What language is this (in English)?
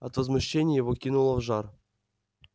Russian